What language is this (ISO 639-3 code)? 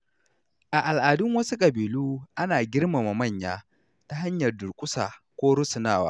hau